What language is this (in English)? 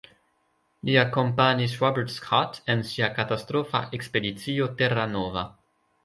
Esperanto